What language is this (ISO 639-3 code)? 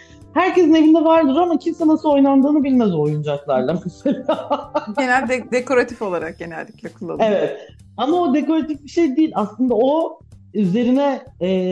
tur